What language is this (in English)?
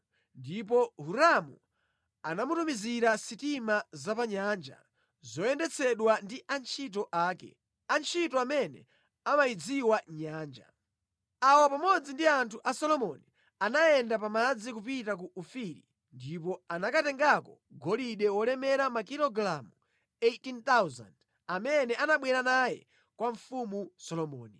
Nyanja